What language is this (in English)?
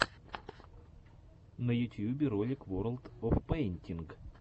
Russian